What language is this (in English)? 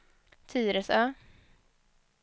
Swedish